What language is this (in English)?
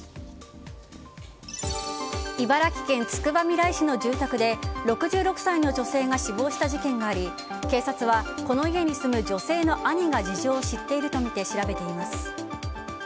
Japanese